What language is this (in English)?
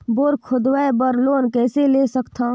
Chhattisgarhi